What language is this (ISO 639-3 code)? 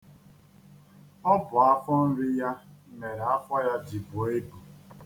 ibo